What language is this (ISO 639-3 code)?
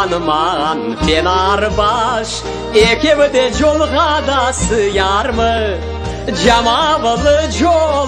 tur